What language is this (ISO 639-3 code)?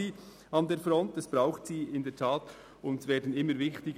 gsw